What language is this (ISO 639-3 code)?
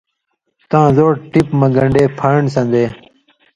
mvy